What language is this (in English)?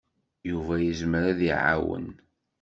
Kabyle